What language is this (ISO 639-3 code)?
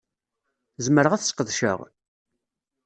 kab